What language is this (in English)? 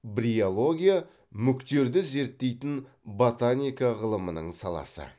Kazakh